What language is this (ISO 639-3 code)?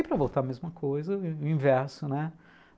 por